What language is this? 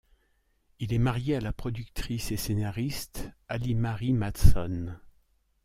French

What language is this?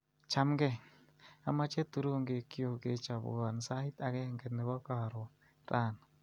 Kalenjin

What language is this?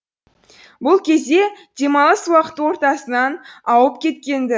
Kazakh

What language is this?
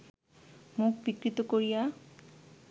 Bangla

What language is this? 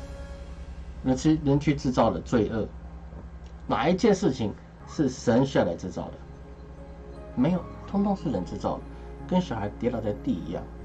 Chinese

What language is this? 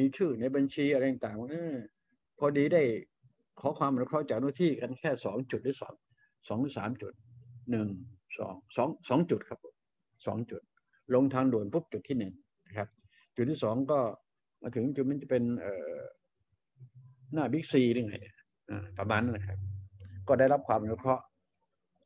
Thai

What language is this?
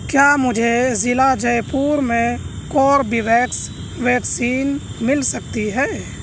Urdu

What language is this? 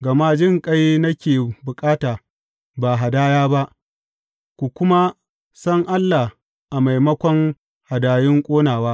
Hausa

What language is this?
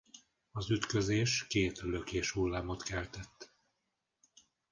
Hungarian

